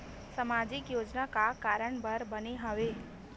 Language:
Chhattisgarhi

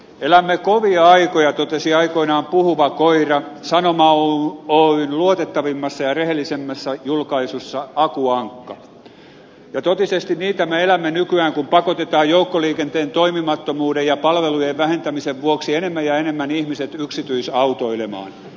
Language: Finnish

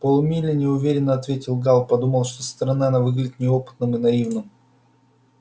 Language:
Russian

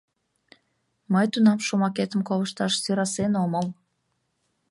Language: Mari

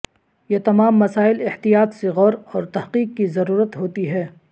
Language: Urdu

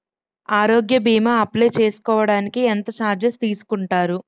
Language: Telugu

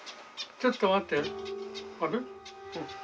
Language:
Japanese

